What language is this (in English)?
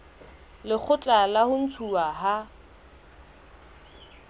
Southern Sotho